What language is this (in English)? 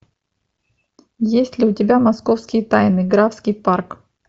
Russian